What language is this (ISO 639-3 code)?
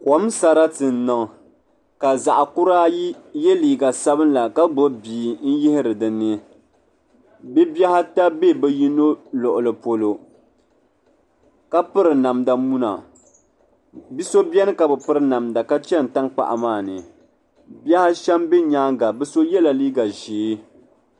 dag